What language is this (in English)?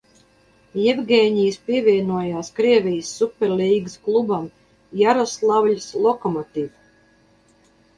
Latvian